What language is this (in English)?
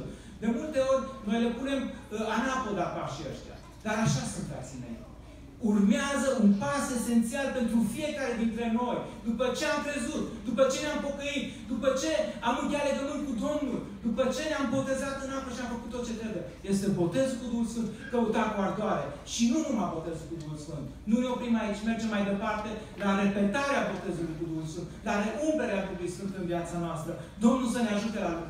Romanian